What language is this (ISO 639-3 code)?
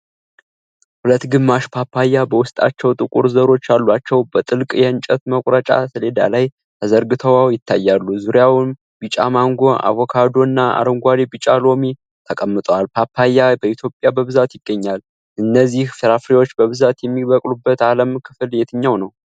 amh